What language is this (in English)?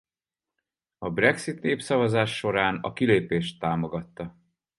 Hungarian